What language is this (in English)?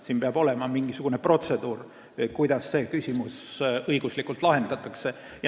Estonian